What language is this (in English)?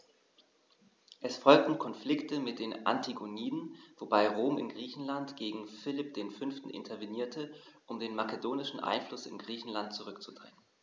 German